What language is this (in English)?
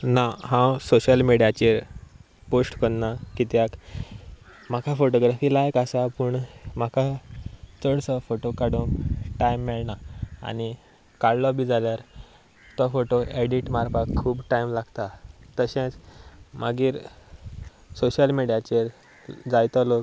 Konkani